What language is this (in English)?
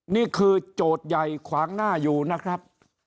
Thai